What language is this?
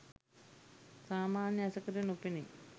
Sinhala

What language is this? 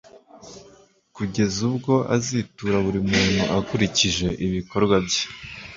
Kinyarwanda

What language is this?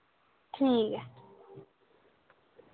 Dogri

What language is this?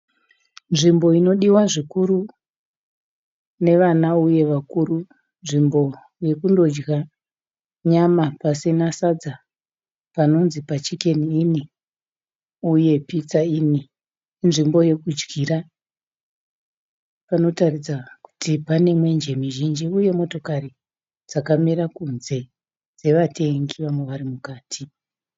Shona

